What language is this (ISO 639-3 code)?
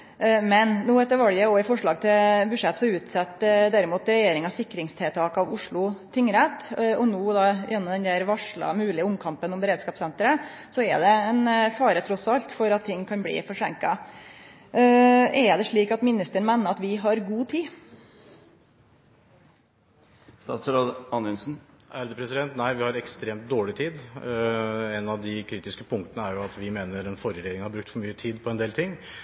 nor